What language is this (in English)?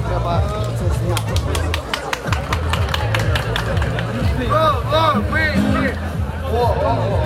Russian